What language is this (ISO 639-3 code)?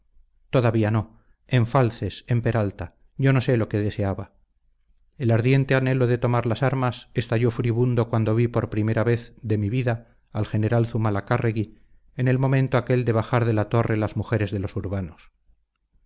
spa